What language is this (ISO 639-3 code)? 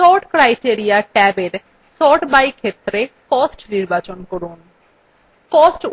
ben